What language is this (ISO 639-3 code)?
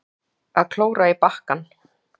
isl